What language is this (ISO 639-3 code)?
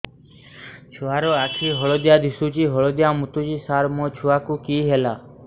ori